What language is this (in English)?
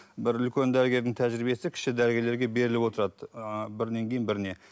Kazakh